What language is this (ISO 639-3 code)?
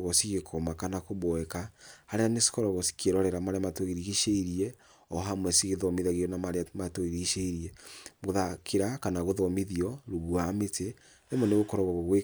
kik